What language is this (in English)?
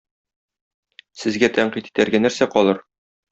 Tatar